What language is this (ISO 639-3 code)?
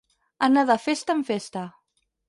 cat